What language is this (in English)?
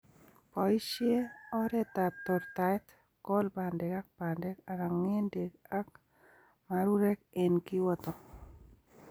Kalenjin